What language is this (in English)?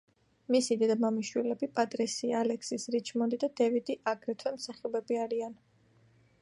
Georgian